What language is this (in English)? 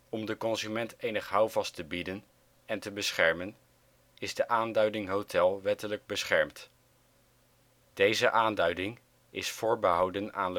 Dutch